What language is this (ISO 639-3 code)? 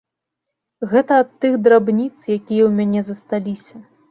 bel